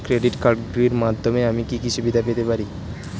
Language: Bangla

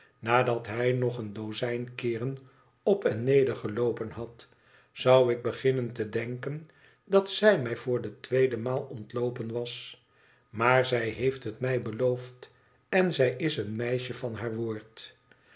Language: Dutch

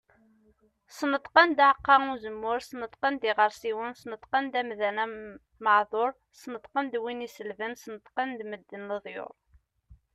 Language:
Kabyle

